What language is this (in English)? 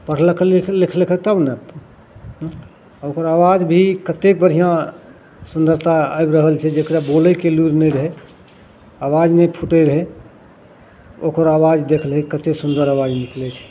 Maithili